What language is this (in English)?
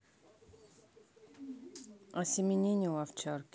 Russian